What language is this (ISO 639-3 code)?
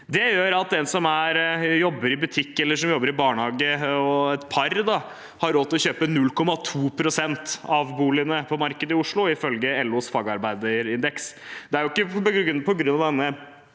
nor